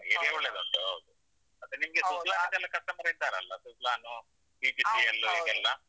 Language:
Kannada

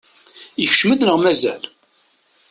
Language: Kabyle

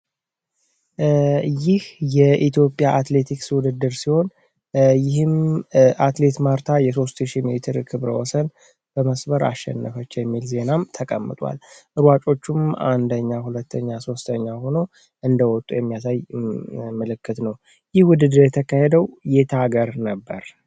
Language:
Amharic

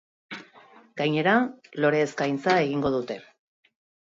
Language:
Basque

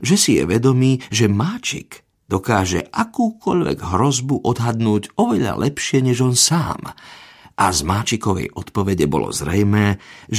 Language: Slovak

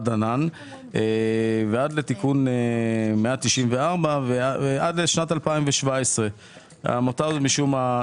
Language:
Hebrew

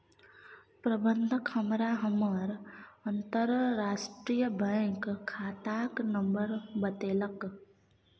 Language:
Maithili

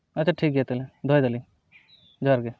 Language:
Santali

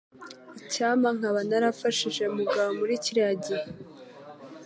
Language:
Kinyarwanda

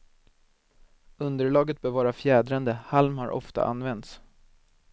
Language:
Swedish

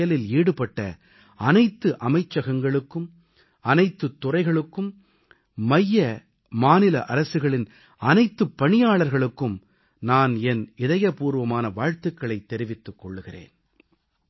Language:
Tamil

